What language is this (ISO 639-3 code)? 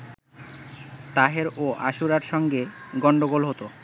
ben